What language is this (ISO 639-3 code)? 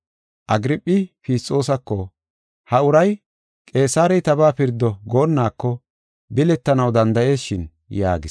gof